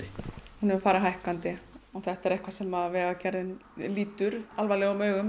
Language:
Icelandic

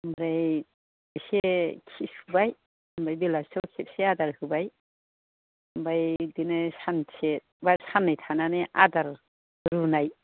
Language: Bodo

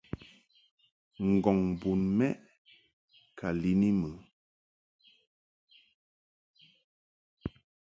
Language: Mungaka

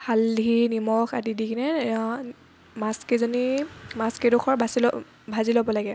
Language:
Assamese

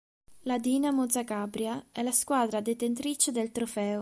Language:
Italian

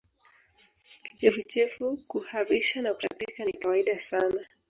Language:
Swahili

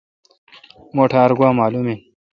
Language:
Kalkoti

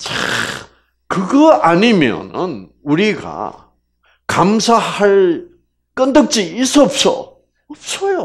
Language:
Korean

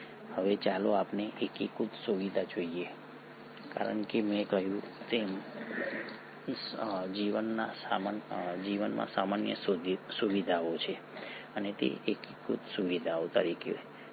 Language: Gujarati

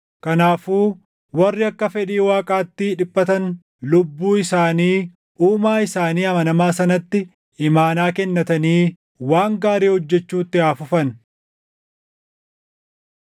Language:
Oromo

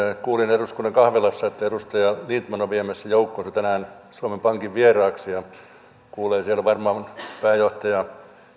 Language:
Finnish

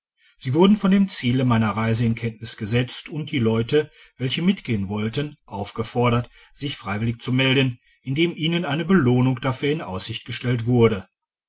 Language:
German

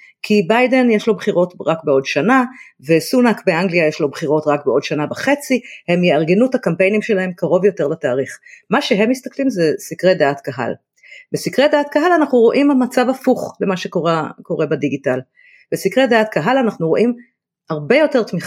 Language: Hebrew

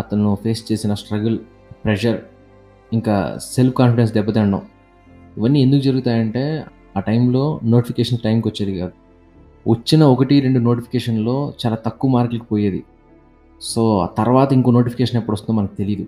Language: Telugu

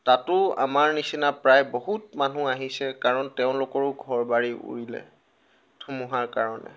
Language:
Assamese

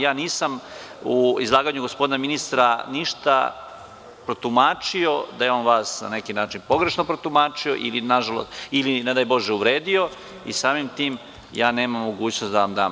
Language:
Serbian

